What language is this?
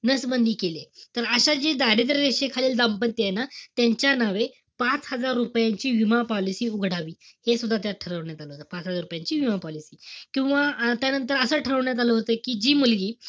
Marathi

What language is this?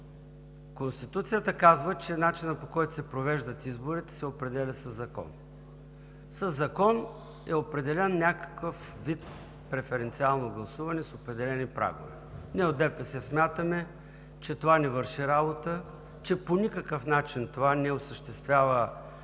Bulgarian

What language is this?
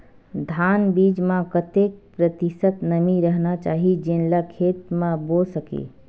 Chhattisgarhi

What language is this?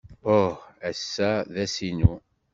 Kabyle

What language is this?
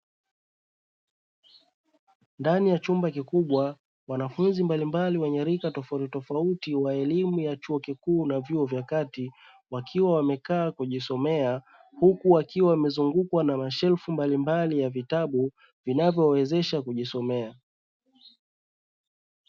Swahili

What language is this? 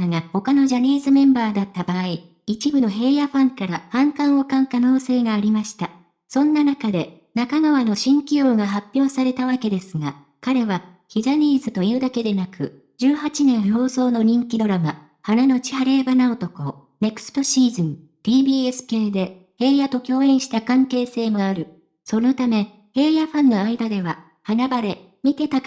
Japanese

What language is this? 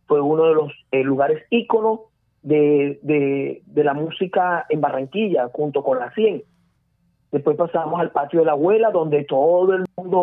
Spanish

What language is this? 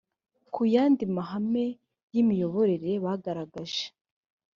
Kinyarwanda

